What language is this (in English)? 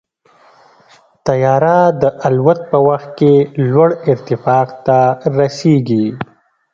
Pashto